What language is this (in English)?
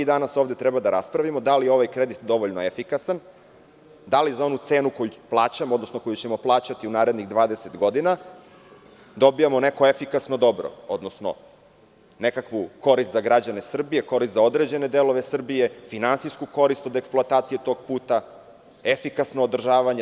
Serbian